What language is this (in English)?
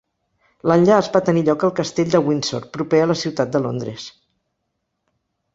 Catalan